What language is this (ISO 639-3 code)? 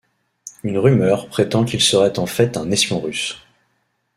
fra